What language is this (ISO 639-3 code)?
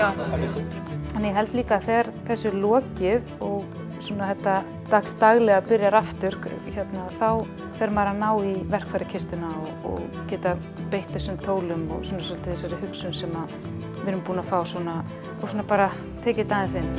nld